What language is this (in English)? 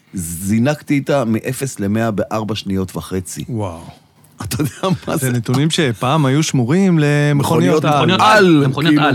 Hebrew